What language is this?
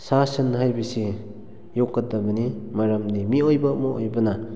Manipuri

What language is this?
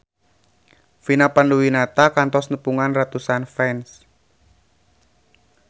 Sundanese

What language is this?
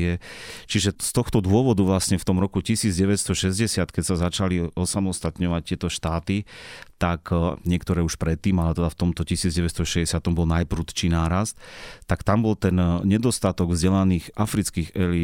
Slovak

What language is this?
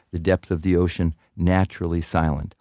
English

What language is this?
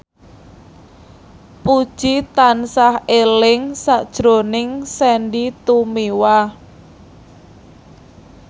Javanese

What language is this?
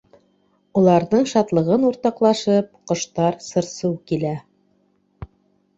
Bashkir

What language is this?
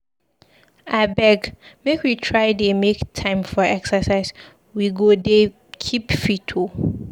Nigerian Pidgin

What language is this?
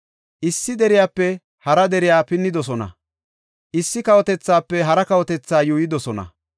Gofa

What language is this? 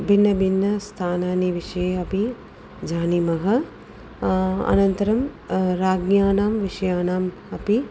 Sanskrit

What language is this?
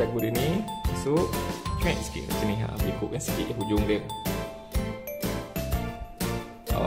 Malay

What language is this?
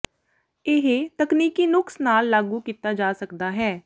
Punjabi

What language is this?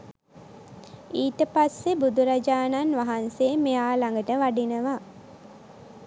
Sinhala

